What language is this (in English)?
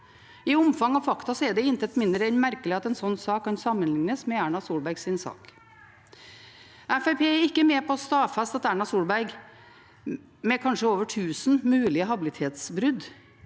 Norwegian